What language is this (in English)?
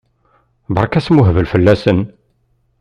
Kabyle